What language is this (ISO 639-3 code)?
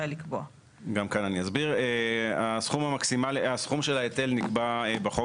heb